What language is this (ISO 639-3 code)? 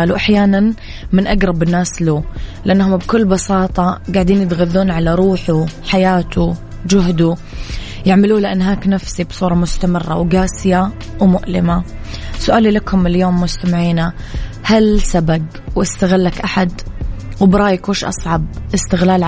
ara